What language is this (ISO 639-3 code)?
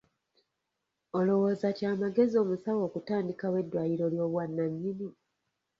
lug